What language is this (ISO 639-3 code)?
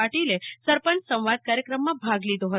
guj